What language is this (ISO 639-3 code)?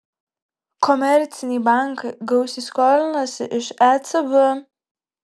lit